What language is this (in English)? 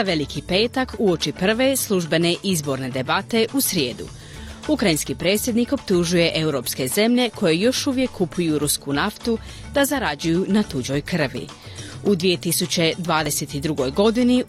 Croatian